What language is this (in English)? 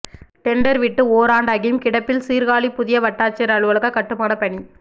Tamil